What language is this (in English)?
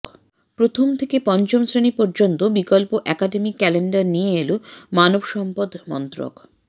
Bangla